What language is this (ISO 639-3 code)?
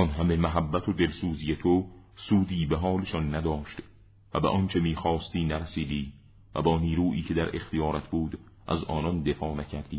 fas